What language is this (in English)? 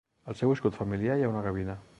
Catalan